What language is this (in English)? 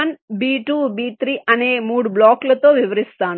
Telugu